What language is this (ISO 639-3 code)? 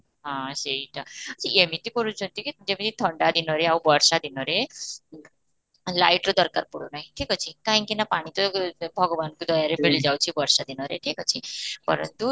ori